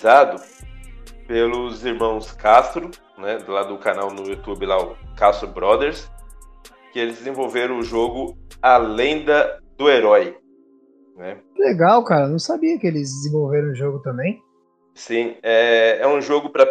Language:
Portuguese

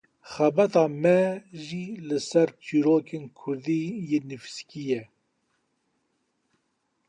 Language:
Kurdish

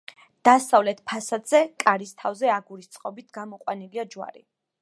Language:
Georgian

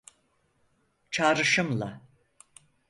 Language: Turkish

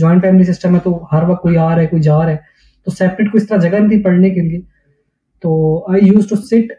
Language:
Urdu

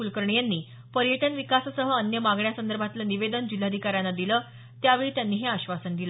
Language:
Marathi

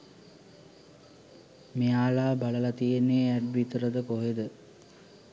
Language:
Sinhala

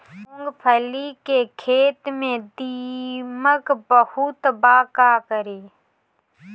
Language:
Bhojpuri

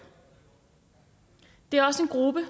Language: Danish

